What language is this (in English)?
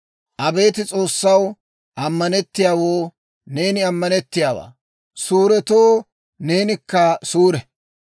Dawro